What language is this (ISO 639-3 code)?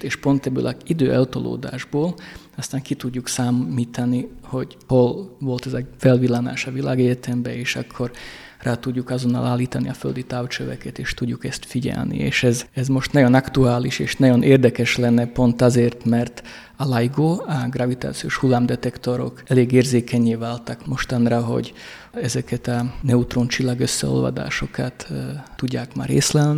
hun